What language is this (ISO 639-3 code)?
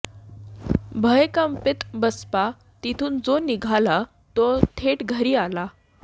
mar